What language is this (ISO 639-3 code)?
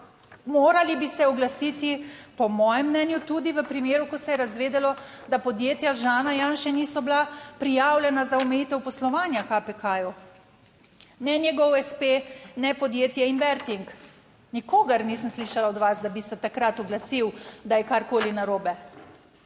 slv